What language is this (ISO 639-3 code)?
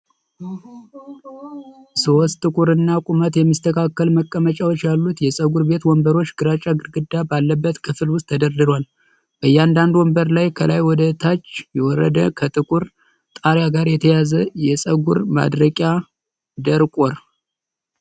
amh